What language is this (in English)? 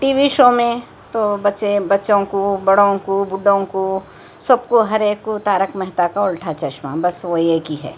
Urdu